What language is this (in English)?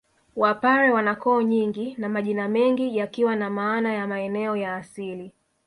Swahili